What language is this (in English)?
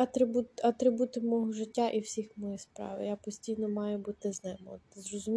Ukrainian